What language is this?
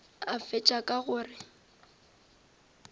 Northern Sotho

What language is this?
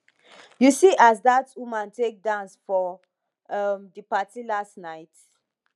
Nigerian Pidgin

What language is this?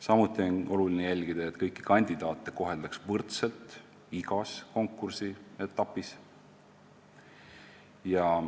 Estonian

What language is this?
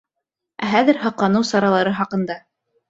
Bashkir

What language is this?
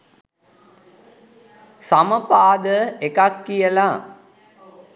Sinhala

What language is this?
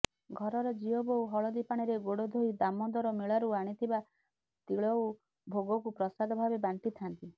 Odia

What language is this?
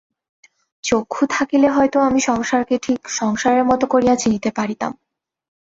Bangla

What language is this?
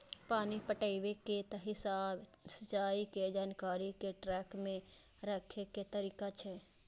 Maithili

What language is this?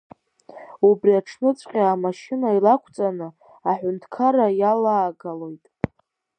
Abkhazian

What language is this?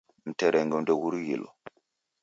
Taita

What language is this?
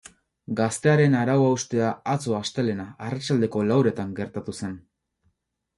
Basque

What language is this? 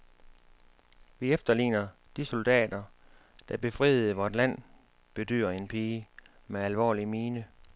Danish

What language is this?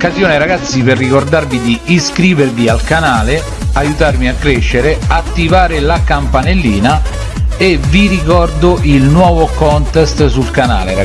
Italian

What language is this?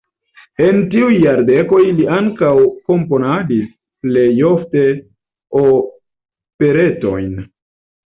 Esperanto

